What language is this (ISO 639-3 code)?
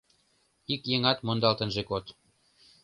chm